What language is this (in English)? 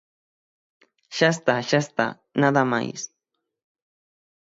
Galician